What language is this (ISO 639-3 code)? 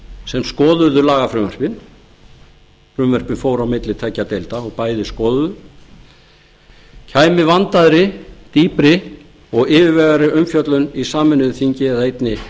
isl